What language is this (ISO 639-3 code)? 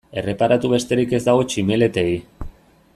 eus